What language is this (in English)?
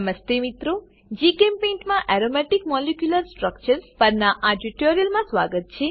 Gujarati